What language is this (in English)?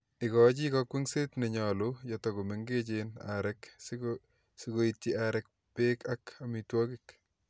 Kalenjin